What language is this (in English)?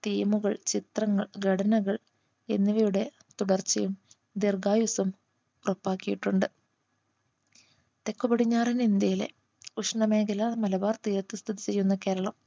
Malayalam